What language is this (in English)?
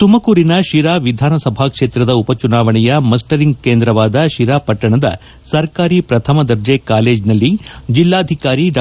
Kannada